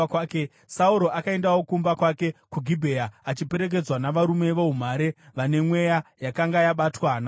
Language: Shona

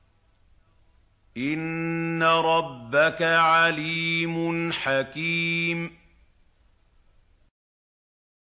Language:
Arabic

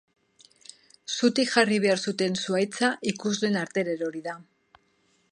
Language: Basque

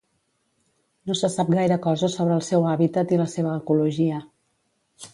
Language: Catalan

